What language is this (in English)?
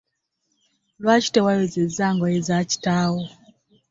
Ganda